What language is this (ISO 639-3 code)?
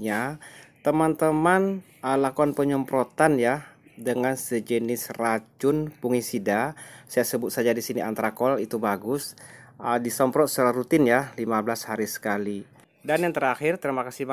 ind